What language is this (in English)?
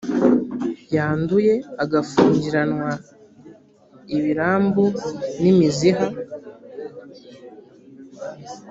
Kinyarwanda